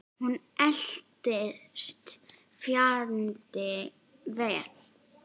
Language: Icelandic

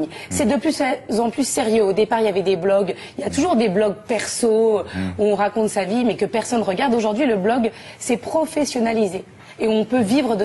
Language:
French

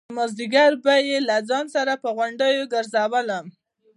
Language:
Pashto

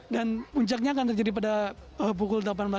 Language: Indonesian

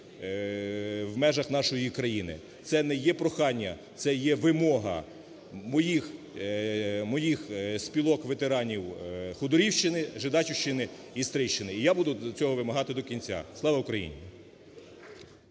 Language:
Ukrainian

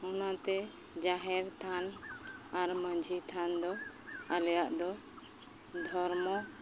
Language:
Santali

